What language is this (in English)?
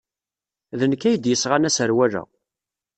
Kabyle